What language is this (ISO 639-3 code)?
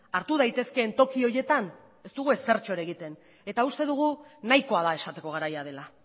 eus